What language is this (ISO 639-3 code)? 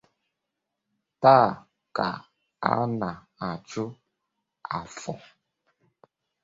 ibo